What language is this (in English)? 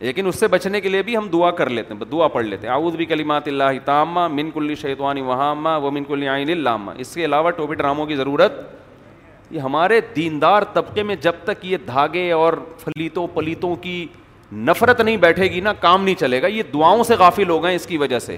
Urdu